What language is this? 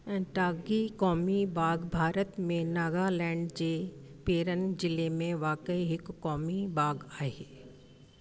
Sindhi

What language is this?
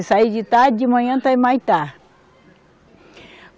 Portuguese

